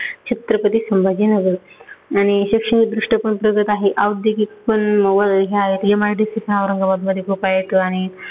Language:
Marathi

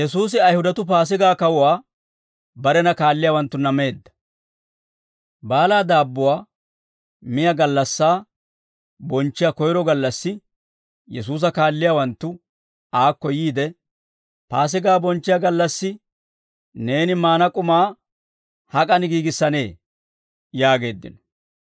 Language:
Dawro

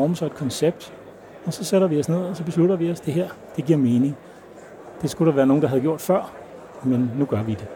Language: Danish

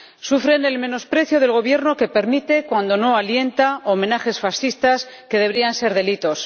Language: Spanish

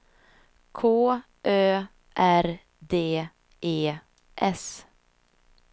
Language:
Swedish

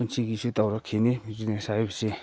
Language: Manipuri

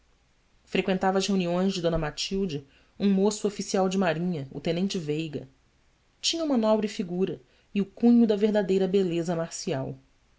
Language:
Portuguese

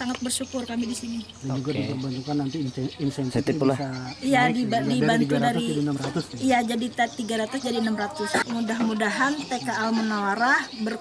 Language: Indonesian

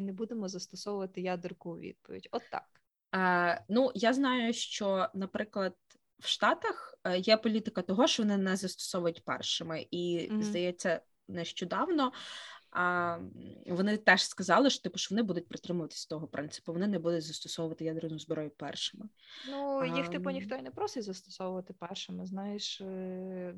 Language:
Ukrainian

